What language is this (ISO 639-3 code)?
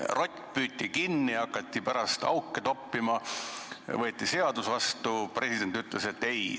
est